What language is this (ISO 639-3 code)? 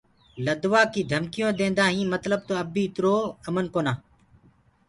ggg